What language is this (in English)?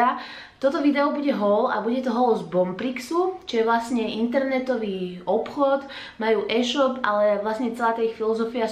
Slovak